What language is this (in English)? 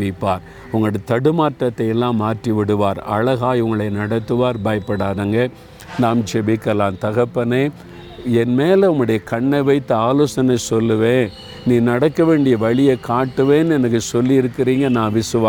Tamil